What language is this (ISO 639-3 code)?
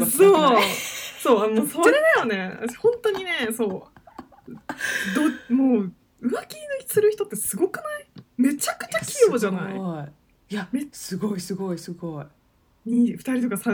jpn